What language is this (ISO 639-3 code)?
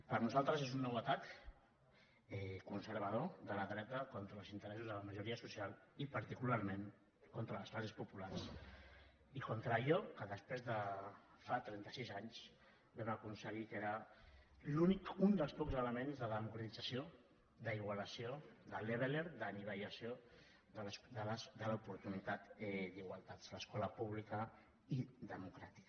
cat